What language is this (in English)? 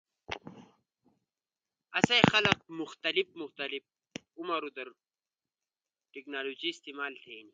Ushojo